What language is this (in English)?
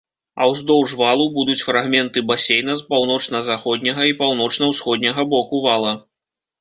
Belarusian